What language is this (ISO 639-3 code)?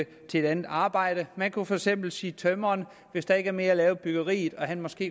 dan